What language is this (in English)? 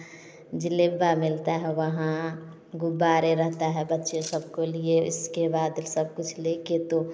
Hindi